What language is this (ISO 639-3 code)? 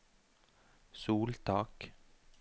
nor